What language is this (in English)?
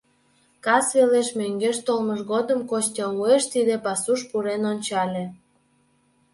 Mari